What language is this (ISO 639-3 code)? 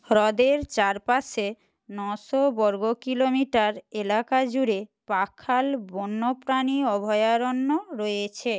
ben